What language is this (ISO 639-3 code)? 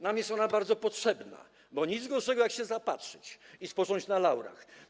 pol